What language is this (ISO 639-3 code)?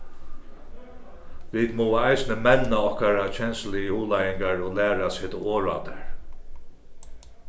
fao